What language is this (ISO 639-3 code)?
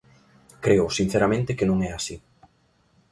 glg